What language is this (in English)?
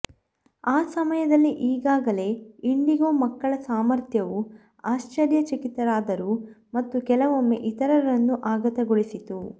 Kannada